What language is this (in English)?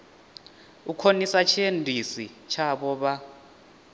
Venda